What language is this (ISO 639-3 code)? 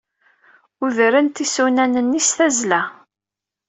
kab